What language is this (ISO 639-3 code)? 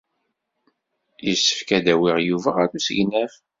kab